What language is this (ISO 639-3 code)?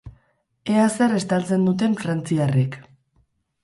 eus